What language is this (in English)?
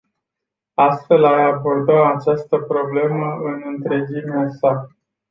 Romanian